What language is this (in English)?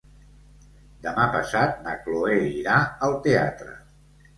Catalan